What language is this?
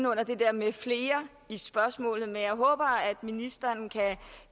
Danish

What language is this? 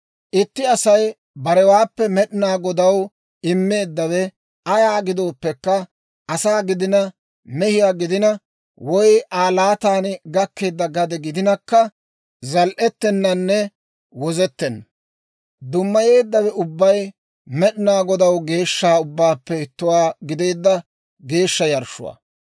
Dawro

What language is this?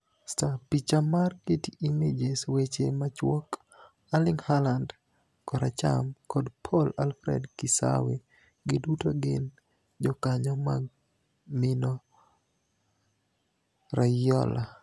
Luo (Kenya and Tanzania)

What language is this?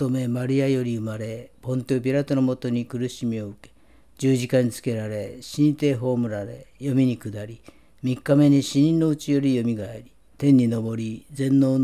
Japanese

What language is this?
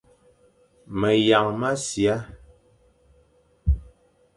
Fang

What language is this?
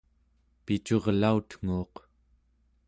Central Yupik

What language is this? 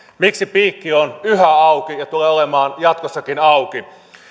Finnish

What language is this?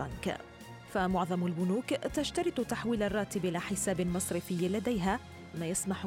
Arabic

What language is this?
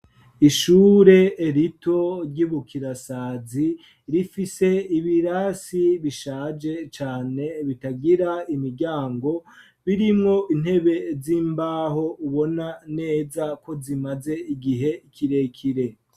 Rundi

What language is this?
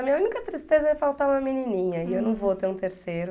Portuguese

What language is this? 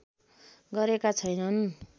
Nepali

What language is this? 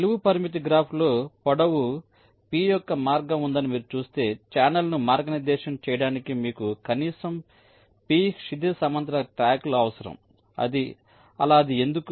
Telugu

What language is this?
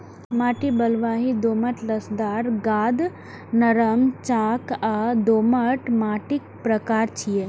Maithili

